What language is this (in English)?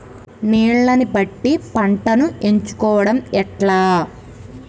Telugu